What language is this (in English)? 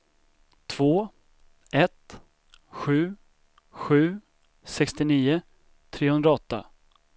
Swedish